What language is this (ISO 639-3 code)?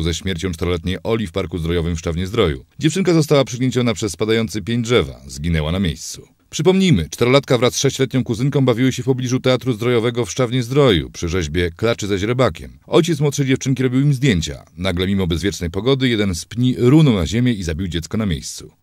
pol